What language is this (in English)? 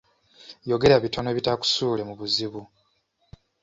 Ganda